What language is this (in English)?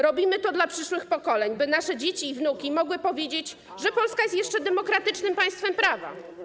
Polish